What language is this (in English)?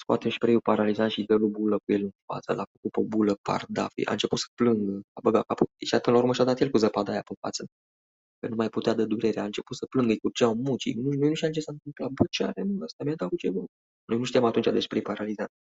Romanian